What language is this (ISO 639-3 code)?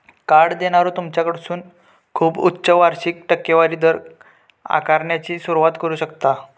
mar